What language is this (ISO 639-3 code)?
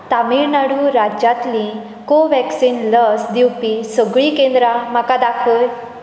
kok